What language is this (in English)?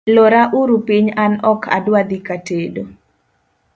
Luo (Kenya and Tanzania)